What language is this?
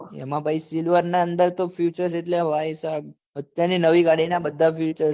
Gujarati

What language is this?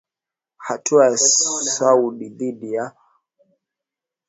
Swahili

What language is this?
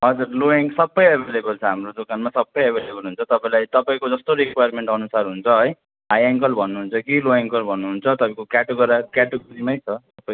Nepali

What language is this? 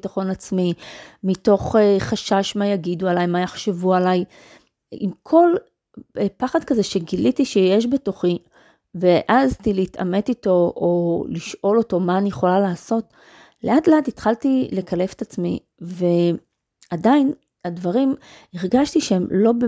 Hebrew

